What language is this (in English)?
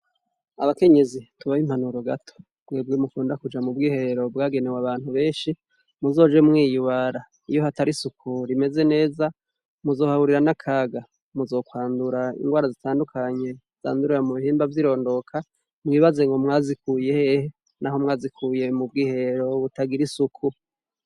Rundi